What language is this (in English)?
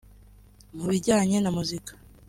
Kinyarwanda